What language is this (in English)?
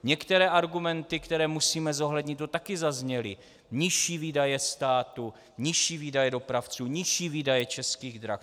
Czech